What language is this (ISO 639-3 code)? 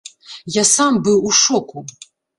bel